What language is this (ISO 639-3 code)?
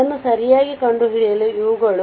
kan